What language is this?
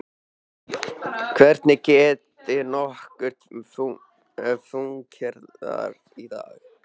Icelandic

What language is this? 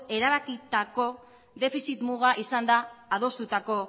Basque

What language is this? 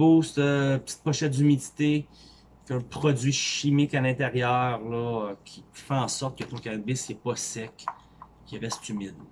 French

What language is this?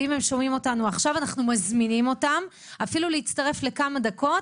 Hebrew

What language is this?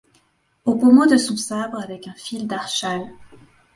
French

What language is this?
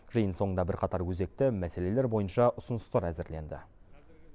Kazakh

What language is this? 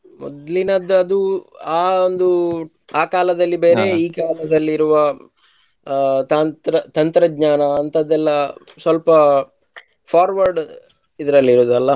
Kannada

